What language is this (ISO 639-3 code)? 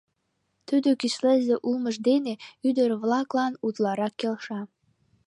chm